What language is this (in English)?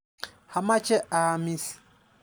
Kalenjin